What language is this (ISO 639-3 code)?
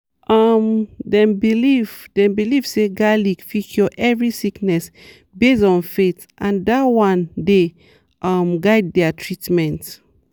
pcm